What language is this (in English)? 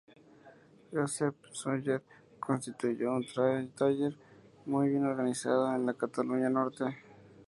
Spanish